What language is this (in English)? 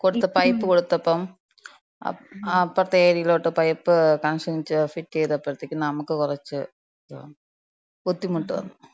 Malayalam